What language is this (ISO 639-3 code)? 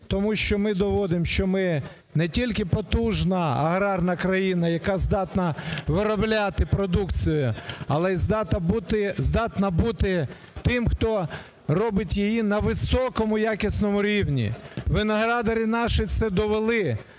ukr